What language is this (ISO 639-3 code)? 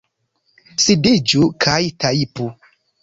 epo